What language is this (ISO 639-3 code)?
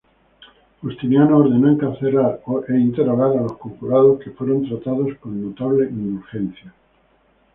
spa